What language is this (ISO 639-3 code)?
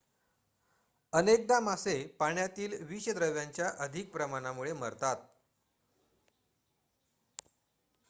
mar